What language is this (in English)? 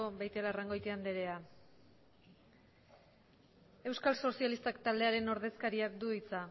Basque